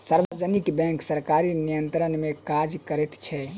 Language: Maithili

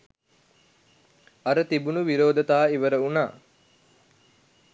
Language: Sinhala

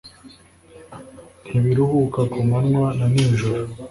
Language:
Kinyarwanda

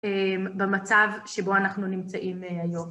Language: Hebrew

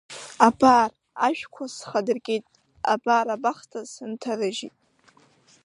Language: Abkhazian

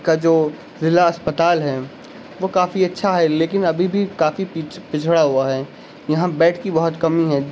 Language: Urdu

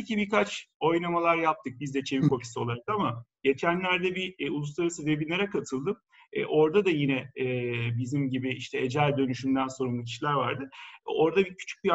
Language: Turkish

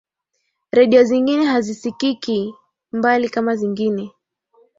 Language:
Swahili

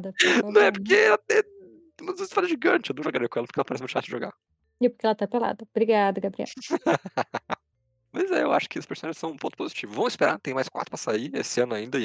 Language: Portuguese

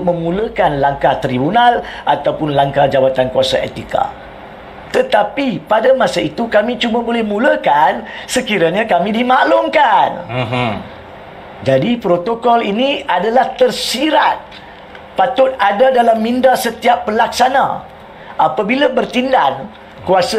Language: Malay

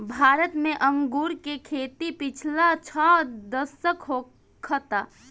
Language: Bhojpuri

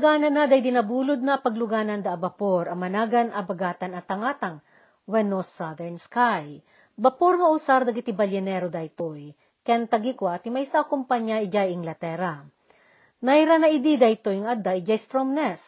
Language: Filipino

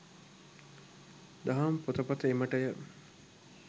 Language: Sinhala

